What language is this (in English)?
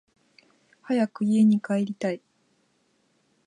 Japanese